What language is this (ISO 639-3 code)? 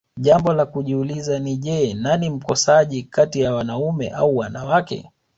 swa